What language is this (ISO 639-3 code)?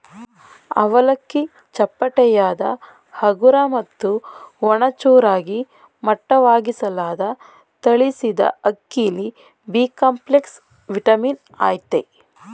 kan